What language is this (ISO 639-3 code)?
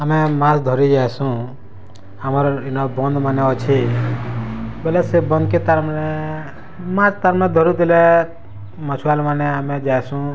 ori